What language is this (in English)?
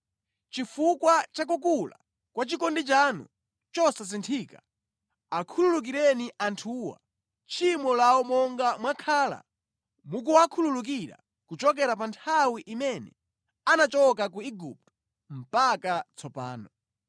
Nyanja